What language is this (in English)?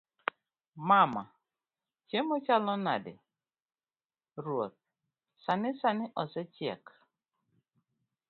Luo (Kenya and Tanzania)